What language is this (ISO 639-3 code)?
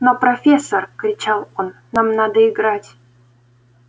rus